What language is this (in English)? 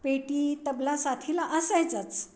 Marathi